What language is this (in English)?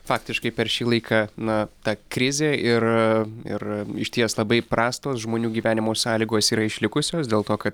Lithuanian